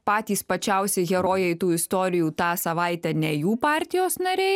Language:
Lithuanian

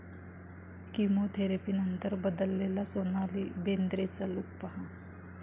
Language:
Marathi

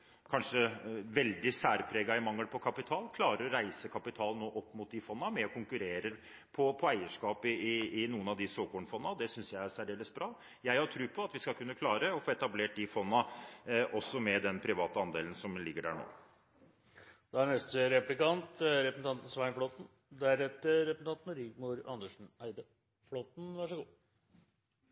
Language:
Norwegian Bokmål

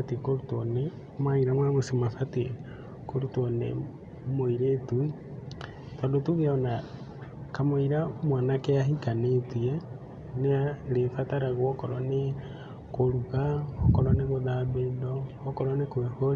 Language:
Kikuyu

